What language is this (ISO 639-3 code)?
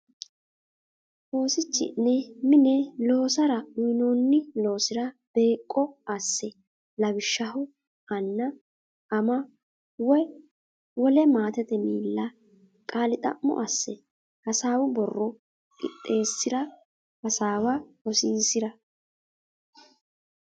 sid